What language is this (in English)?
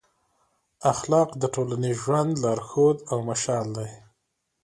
Pashto